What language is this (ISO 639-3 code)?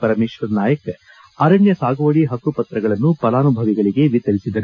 kan